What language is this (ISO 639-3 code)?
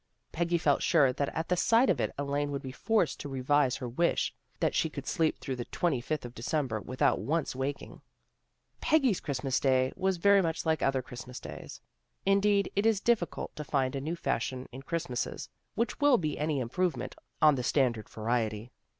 eng